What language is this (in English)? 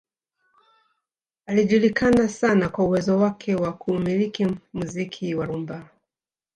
Swahili